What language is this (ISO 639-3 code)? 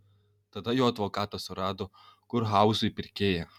lit